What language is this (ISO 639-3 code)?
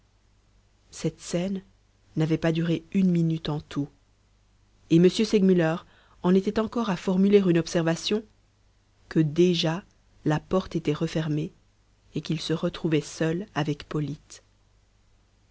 fra